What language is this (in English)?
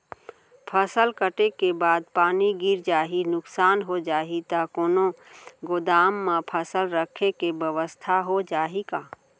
Chhattisgarhi